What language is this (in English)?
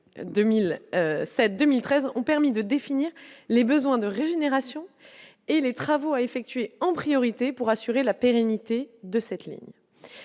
French